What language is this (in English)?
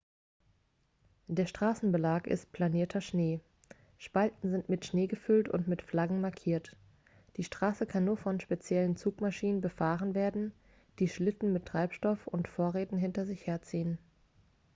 German